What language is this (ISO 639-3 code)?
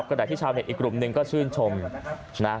tha